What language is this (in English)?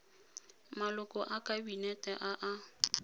Tswana